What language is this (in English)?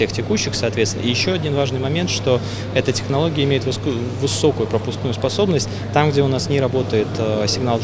Russian